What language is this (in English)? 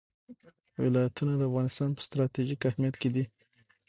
Pashto